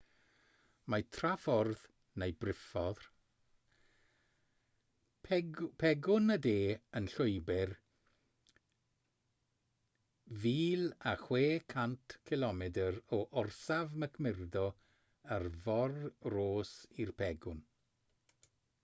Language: Welsh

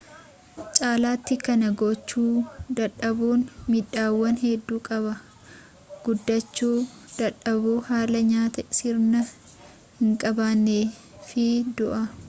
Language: Oromo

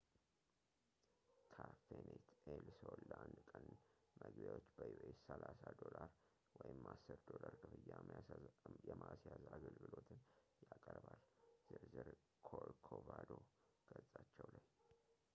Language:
Amharic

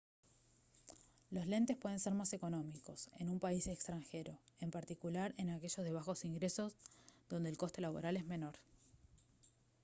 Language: Spanish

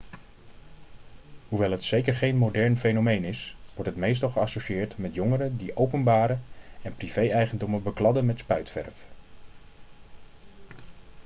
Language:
Dutch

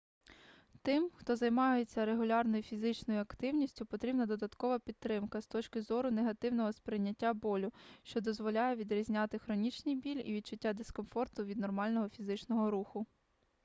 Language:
Ukrainian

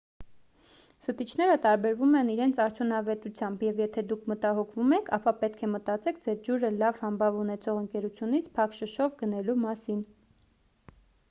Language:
Armenian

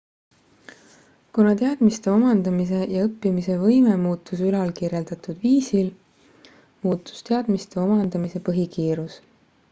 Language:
Estonian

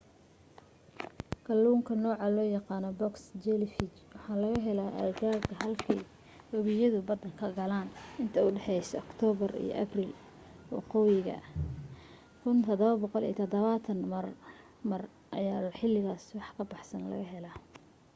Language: Somali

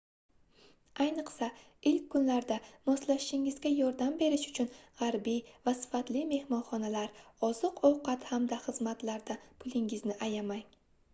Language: Uzbek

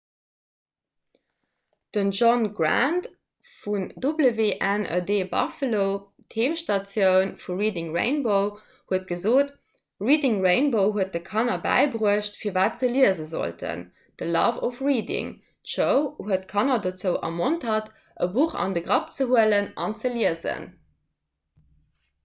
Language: Luxembourgish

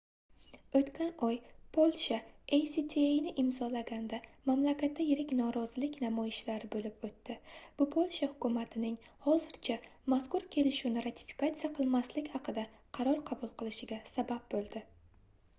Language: Uzbek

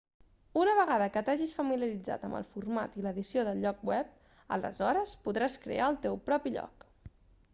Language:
Catalan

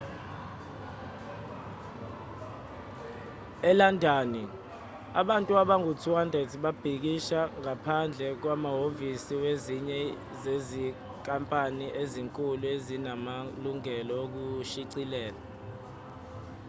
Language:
Zulu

